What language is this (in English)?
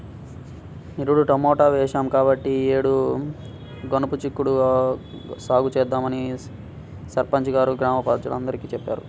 Telugu